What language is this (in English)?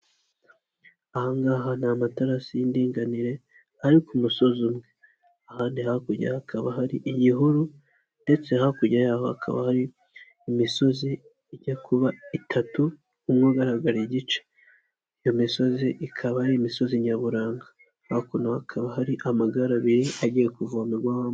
Kinyarwanda